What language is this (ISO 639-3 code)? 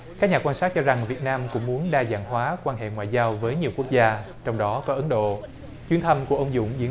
vie